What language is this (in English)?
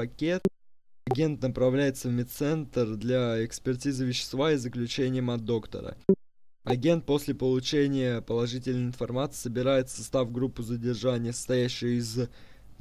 Russian